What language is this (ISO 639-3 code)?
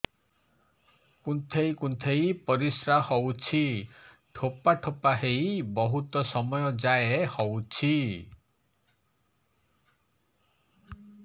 ori